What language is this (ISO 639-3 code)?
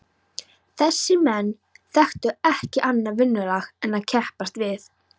isl